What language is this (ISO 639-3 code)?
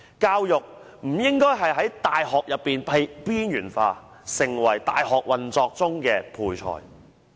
yue